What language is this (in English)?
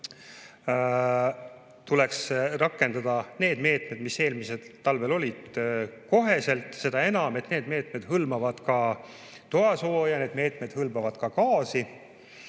Estonian